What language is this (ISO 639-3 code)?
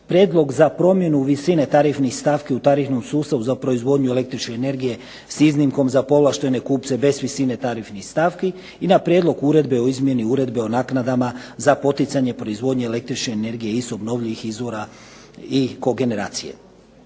hrv